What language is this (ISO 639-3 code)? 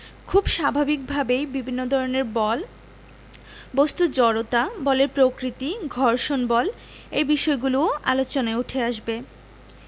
ben